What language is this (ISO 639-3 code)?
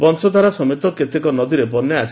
ori